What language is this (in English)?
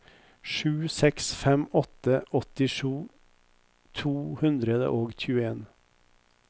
Norwegian